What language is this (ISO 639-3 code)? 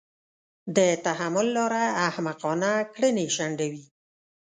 pus